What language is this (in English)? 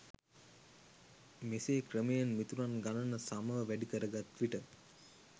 Sinhala